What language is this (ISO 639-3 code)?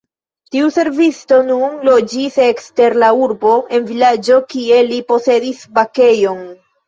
epo